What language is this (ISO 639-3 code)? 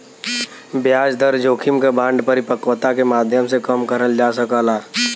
bho